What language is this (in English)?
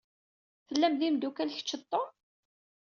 Kabyle